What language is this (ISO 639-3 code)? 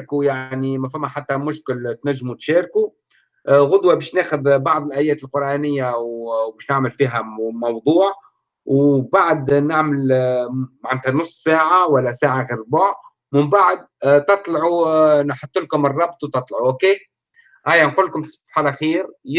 ara